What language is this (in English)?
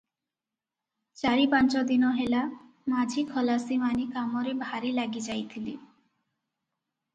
Odia